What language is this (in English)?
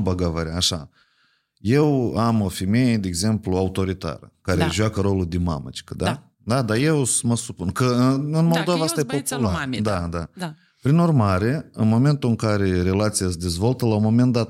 Romanian